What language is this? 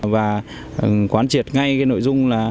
Vietnamese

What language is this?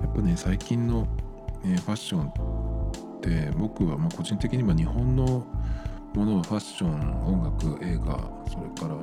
Japanese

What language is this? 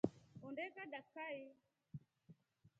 Rombo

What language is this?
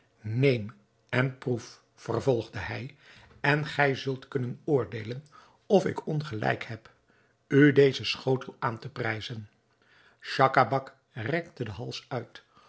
Dutch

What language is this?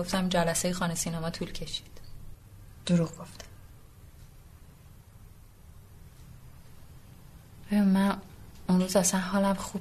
Persian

